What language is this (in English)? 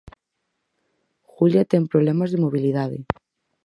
Galician